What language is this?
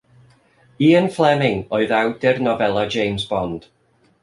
Welsh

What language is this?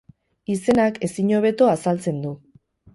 Basque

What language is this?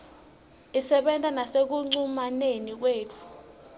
Swati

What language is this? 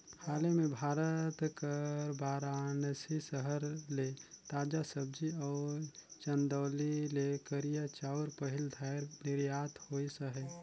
Chhattisgarhi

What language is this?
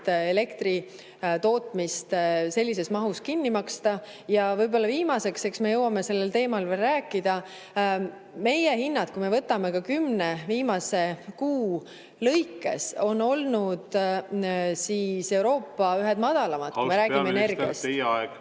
Estonian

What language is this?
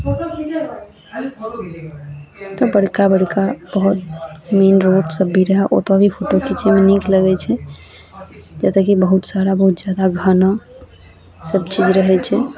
Maithili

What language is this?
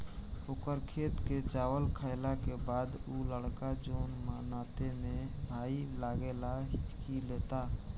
Bhojpuri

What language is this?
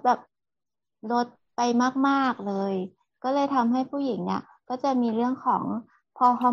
Thai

